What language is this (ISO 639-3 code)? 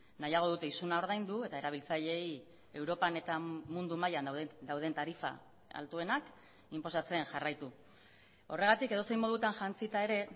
eus